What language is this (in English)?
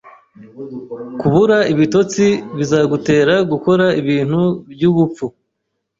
Kinyarwanda